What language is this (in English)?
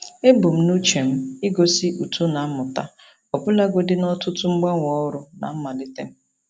Igbo